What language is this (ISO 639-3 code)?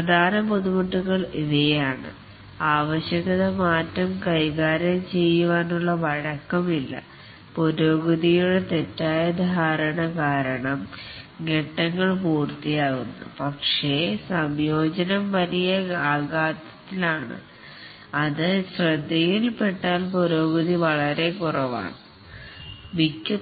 mal